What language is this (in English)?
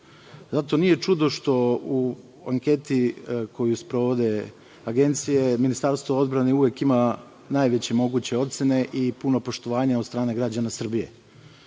Serbian